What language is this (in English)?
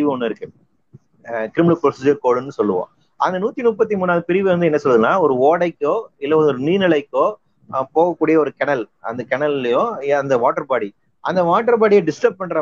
Tamil